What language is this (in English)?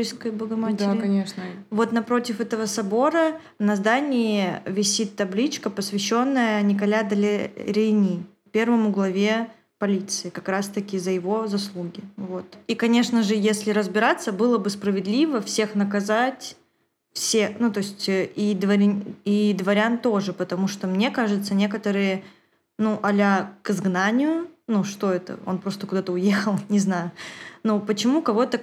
Russian